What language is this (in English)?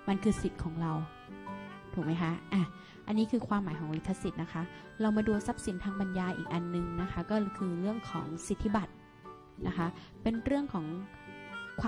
Thai